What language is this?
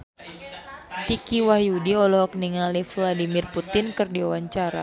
Sundanese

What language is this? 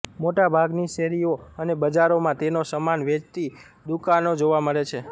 Gujarati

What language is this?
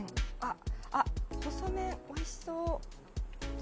Japanese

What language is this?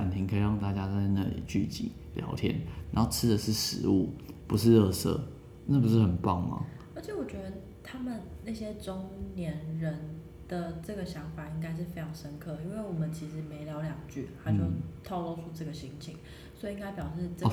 Chinese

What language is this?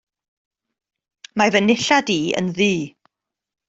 Welsh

